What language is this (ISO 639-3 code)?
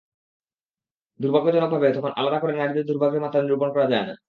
ben